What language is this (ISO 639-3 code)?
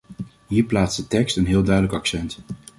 nld